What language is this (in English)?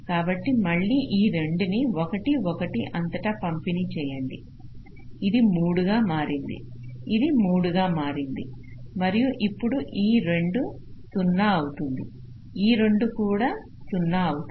Telugu